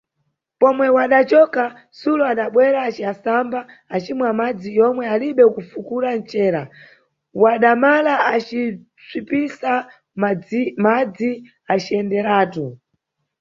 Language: Nyungwe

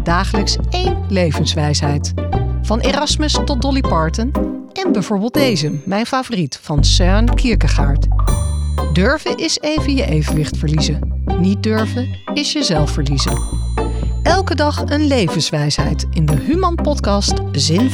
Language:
Dutch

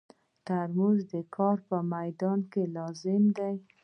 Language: Pashto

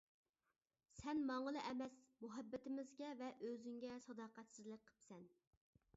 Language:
Uyghur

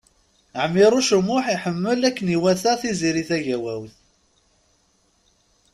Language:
Kabyle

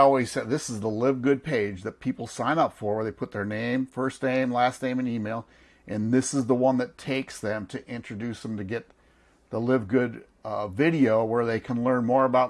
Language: English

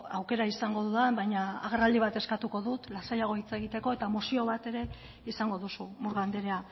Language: Basque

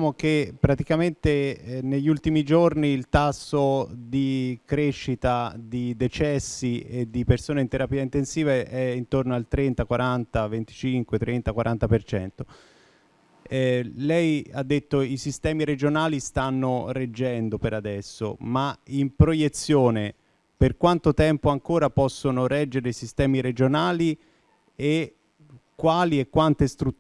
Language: Italian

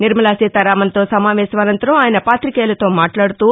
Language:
Telugu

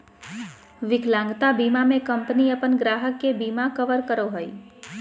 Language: Magahi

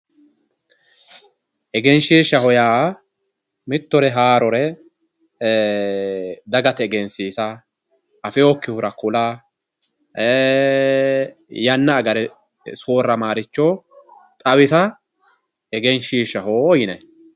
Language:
Sidamo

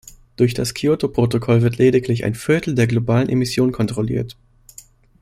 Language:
German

